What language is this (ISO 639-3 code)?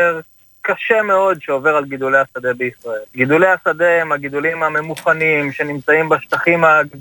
heb